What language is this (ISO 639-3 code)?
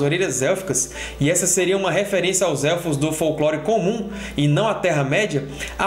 por